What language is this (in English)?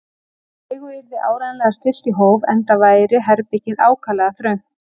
Icelandic